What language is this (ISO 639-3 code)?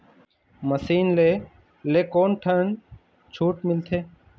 hne